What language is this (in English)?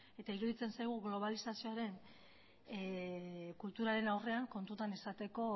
Basque